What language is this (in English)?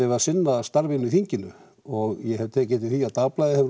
Icelandic